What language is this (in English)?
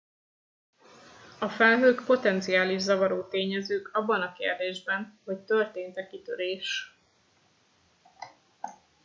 Hungarian